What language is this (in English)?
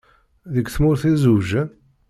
Kabyle